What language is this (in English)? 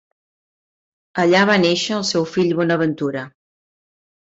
Catalan